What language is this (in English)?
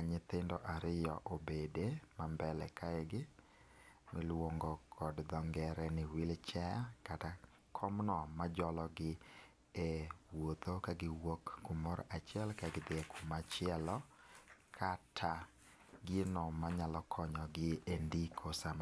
Luo (Kenya and Tanzania)